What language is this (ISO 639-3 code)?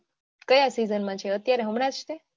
guj